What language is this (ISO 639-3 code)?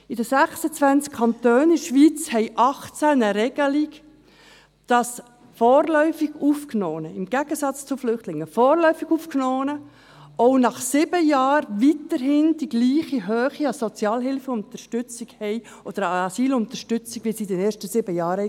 gsw